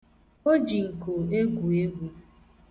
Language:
Igbo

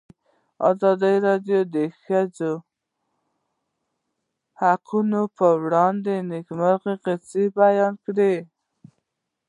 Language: Pashto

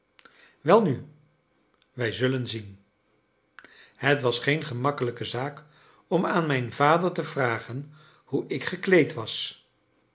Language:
Dutch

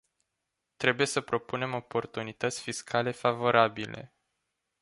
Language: Romanian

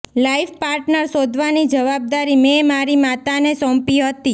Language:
Gujarati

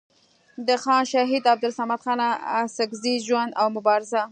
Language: Pashto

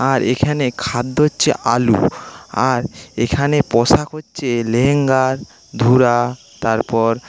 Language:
Bangla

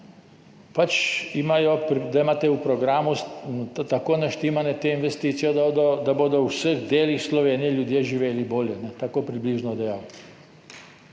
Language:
Slovenian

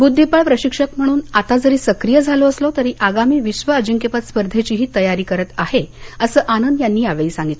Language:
Marathi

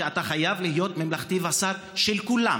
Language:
Hebrew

